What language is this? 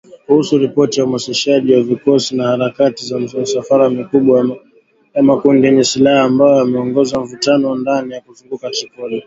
Swahili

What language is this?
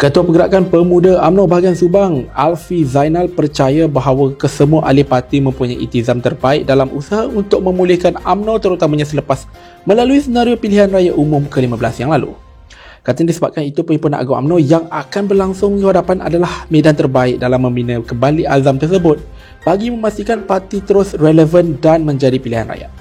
Malay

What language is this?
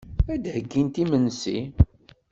Kabyle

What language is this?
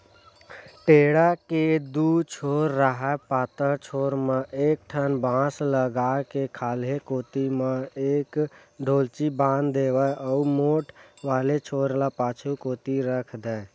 Chhattisgarhi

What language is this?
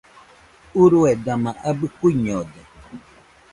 Nüpode Huitoto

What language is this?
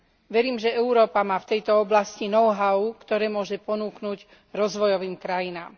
Slovak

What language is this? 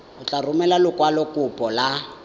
Tswana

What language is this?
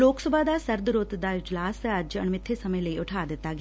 Punjabi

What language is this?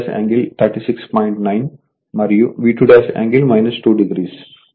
Telugu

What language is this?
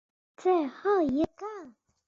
Chinese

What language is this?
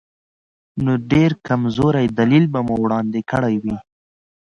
Pashto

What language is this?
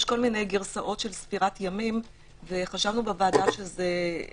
Hebrew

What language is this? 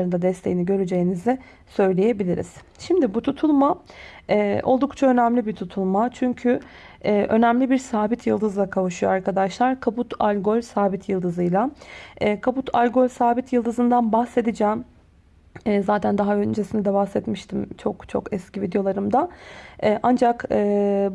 Turkish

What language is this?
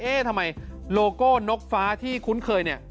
Thai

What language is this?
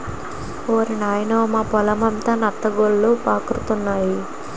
Telugu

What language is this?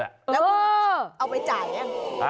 Thai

